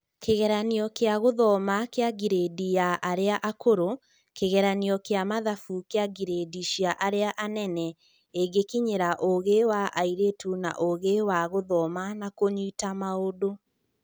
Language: Kikuyu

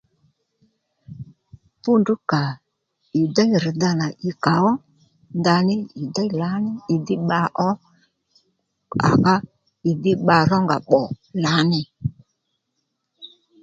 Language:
Lendu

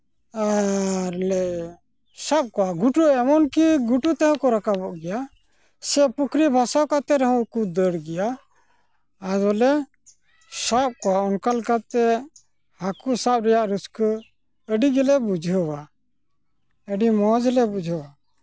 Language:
Santali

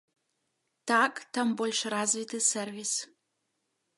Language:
Belarusian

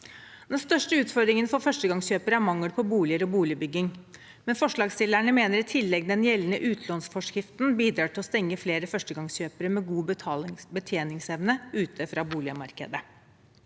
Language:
Norwegian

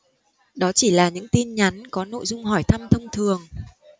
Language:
Vietnamese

